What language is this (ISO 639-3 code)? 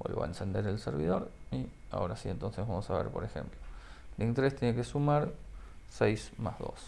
spa